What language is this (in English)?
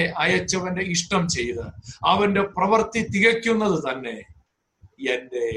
Malayalam